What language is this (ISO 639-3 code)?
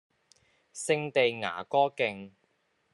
yue